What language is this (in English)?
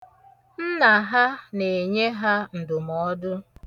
Igbo